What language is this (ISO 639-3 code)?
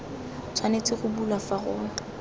tsn